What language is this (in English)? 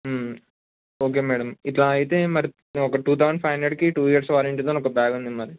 Telugu